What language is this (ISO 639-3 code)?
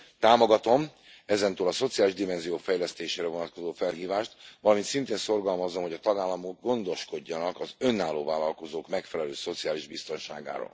hun